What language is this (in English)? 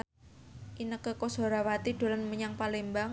Javanese